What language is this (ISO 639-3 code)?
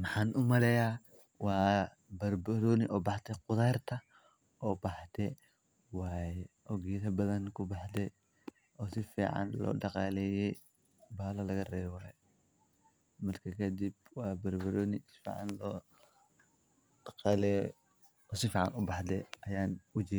som